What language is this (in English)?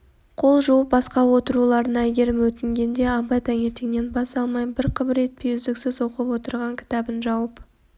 Kazakh